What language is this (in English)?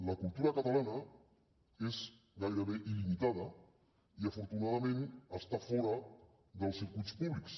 Catalan